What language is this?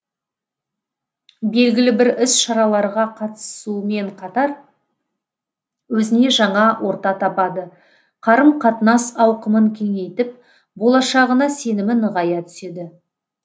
Kazakh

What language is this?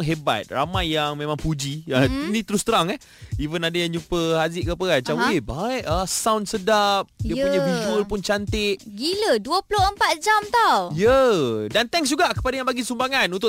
Malay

